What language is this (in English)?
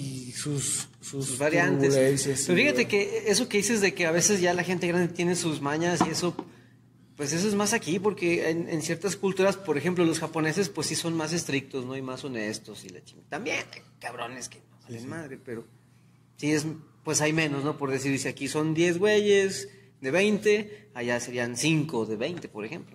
Spanish